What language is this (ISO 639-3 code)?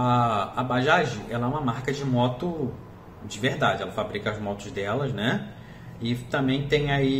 por